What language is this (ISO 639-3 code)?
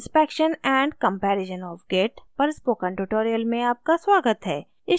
hin